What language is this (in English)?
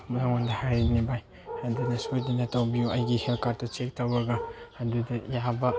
Manipuri